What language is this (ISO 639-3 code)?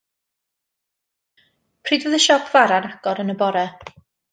cym